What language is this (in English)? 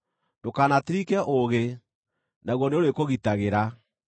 Kikuyu